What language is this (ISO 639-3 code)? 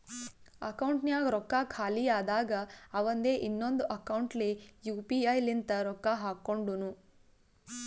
kan